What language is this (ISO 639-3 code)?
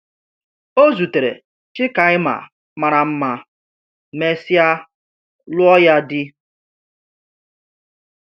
ibo